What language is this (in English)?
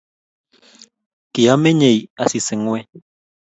Kalenjin